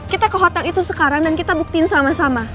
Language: Indonesian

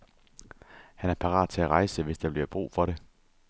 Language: Danish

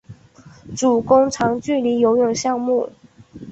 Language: Chinese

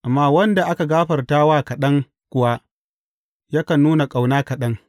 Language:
Hausa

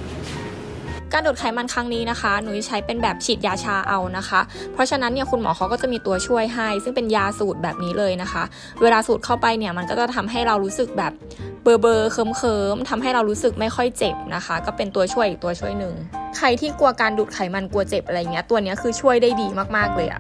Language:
Thai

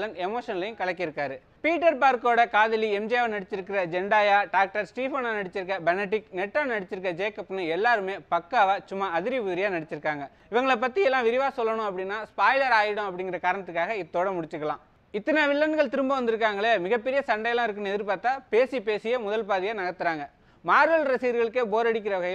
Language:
Tamil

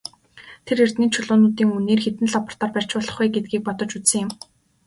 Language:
Mongolian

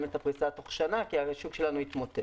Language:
Hebrew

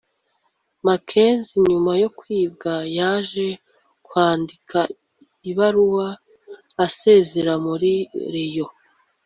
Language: Kinyarwanda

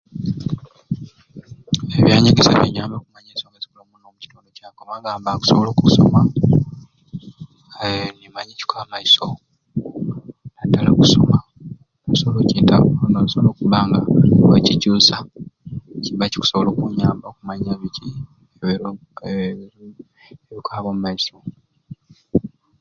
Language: Ruuli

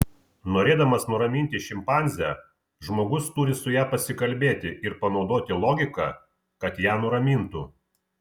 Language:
Lithuanian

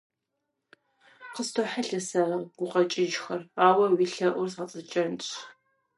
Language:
Kabardian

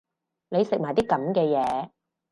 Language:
Cantonese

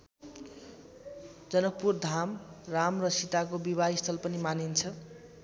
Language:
Nepali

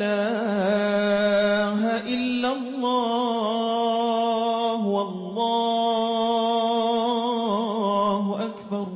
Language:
Arabic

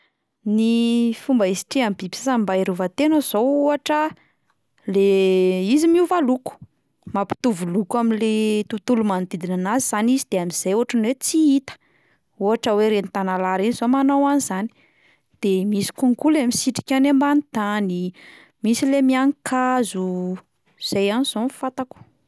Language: Malagasy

